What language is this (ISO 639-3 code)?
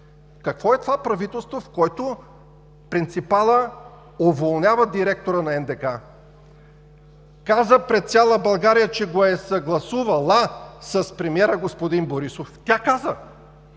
bul